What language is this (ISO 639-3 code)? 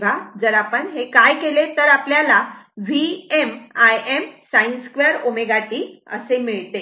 mar